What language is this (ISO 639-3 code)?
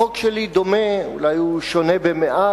heb